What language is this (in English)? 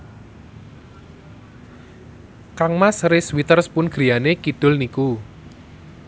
Javanese